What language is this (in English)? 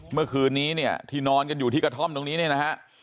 Thai